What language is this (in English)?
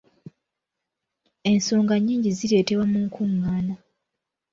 Ganda